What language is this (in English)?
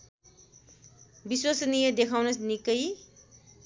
Nepali